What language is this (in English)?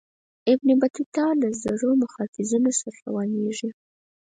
Pashto